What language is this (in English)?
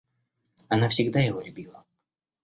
Russian